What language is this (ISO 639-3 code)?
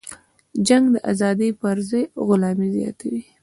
pus